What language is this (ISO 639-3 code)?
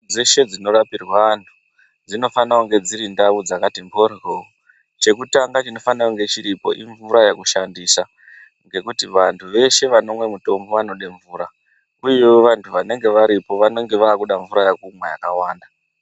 ndc